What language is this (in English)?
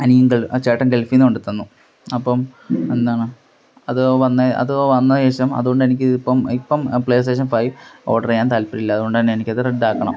Malayalam